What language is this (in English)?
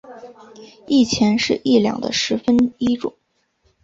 Chinese